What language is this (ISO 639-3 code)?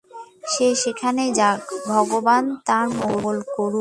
ben